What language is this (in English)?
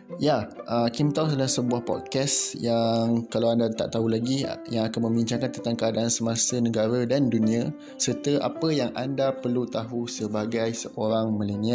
Malay